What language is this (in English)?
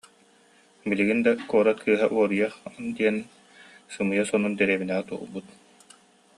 Yakut